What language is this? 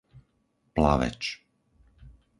Slovak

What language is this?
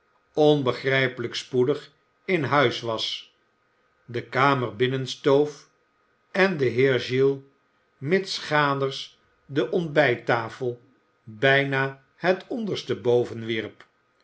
Dutch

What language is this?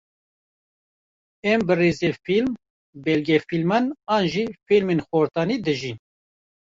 Kurdish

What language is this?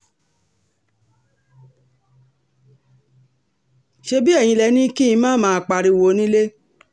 Yoruba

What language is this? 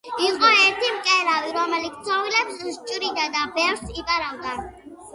Georgian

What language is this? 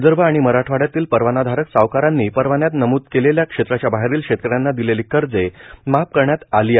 Marathi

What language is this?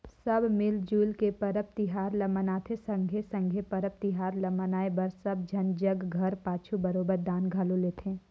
Chhattisgarhi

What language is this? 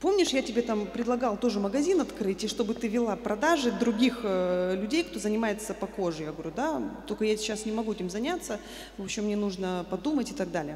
Russian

